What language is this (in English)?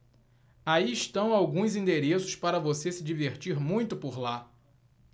Portuguese